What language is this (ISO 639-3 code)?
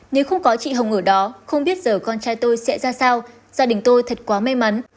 vie